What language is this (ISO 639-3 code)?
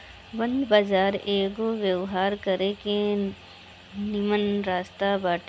bho